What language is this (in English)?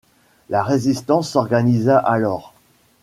French